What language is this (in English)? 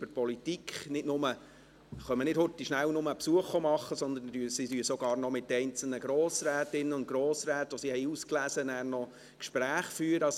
Swiss German